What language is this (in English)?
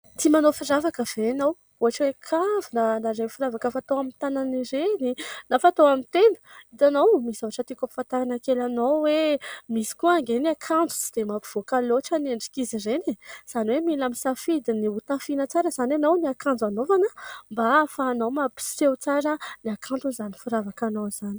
Malagasy